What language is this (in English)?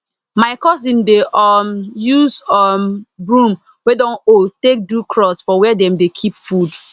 Nigerian Pidgin